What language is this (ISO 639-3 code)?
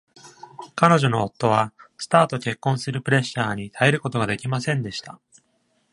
jpn